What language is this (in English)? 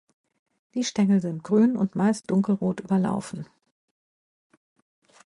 German